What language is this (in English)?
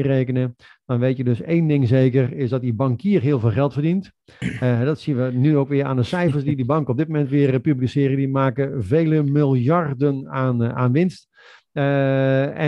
Dutch